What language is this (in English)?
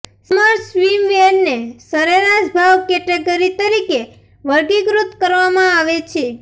Gujarati